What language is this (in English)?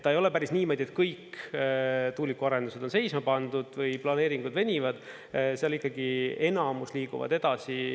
Estonian